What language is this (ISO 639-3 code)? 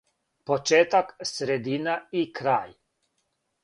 srp